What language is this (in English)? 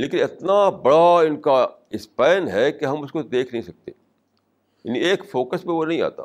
Urdu